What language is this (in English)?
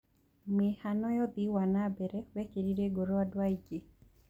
Kikuyu